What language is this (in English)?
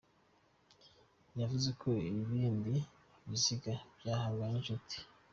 Kinyarwanda